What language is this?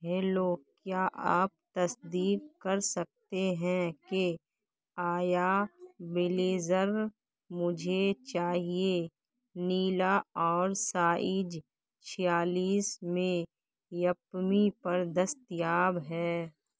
Urdu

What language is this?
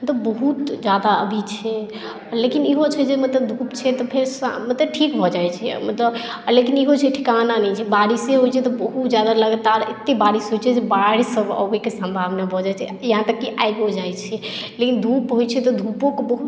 Maithili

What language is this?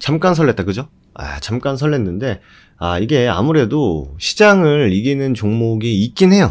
Korean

